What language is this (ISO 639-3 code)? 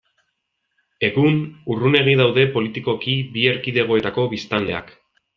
eus